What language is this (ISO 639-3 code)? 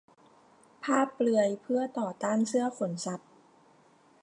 tha